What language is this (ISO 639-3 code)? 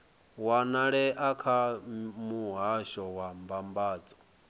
ven